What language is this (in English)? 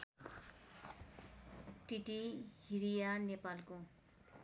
Nepali